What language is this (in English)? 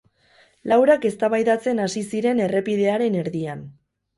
Basque